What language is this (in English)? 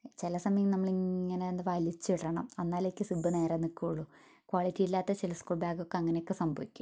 Malayalam